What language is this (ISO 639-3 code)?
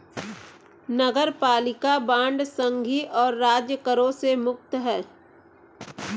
hin